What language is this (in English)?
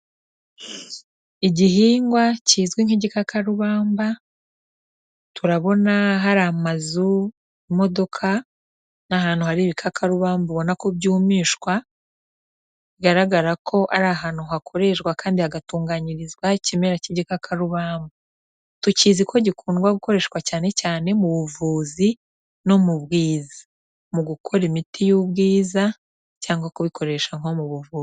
Kinyarwanda